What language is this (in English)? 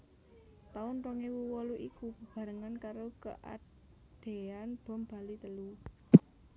Javanese